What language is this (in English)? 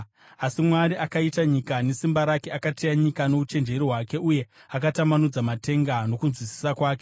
Shona